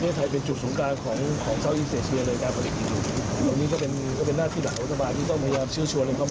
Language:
Thai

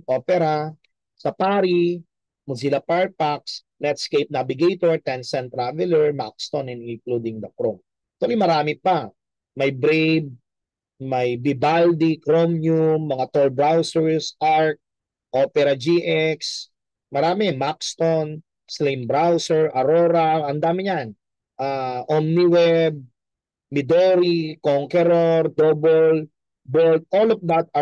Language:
Filipino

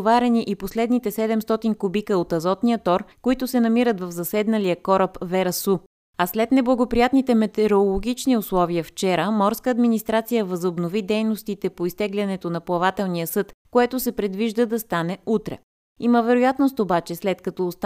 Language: Bulgarian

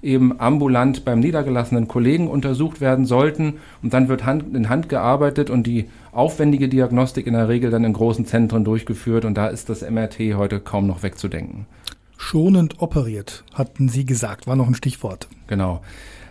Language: German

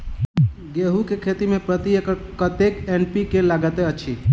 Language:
Maithili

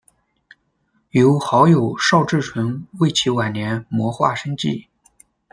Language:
Chinese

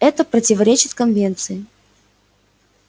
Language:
Russian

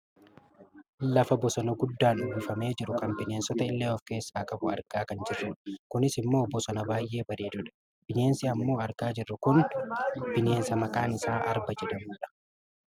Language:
Oromo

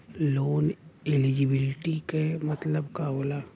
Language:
Bhojpuri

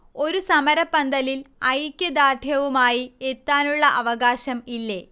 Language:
Malayalam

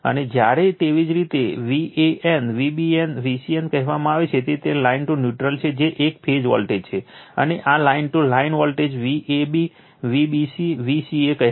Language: Gujarati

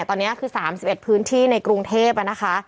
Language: Thai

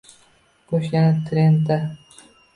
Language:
Uzbek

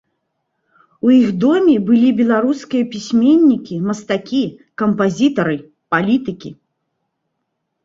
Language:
Belarusian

